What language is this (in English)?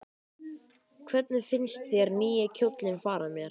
Icelandic